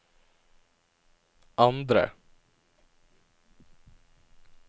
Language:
Norwegian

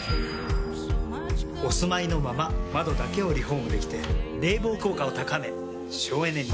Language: Japanese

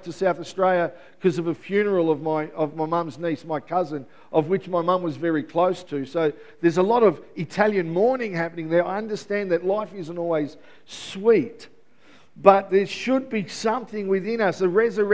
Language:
English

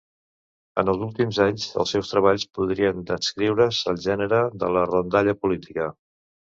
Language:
Catalan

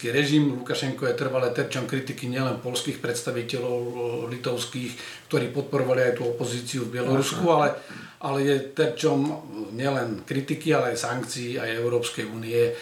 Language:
Slovak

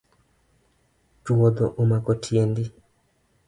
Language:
Luo (Kenya and Tanzania)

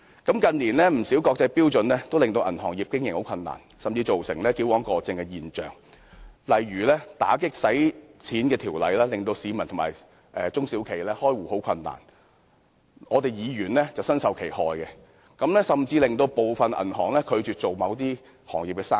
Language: Cantonese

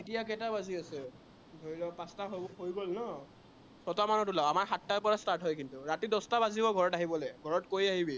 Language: Assamese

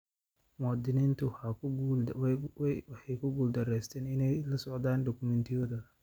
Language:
Somali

